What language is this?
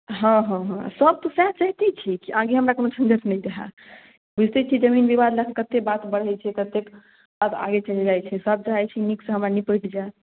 Maithili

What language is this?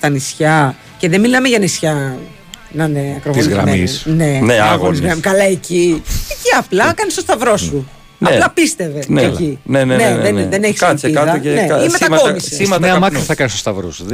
Greek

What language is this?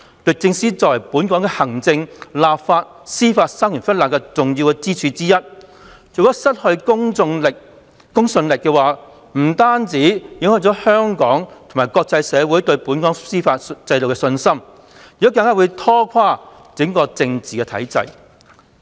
Cantonese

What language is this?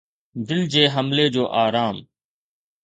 Sindhi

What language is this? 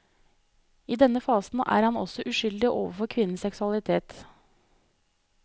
Norwegian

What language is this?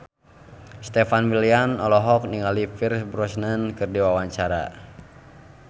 Sundanese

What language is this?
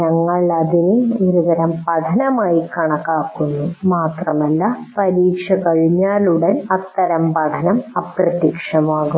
Malayalam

